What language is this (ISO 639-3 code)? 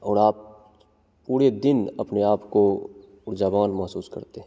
hin